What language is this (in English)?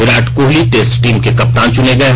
Hindi